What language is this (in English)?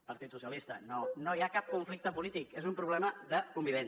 Catalan